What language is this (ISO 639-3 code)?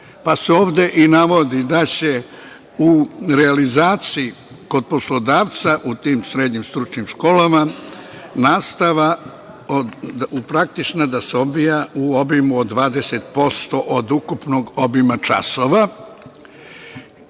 srp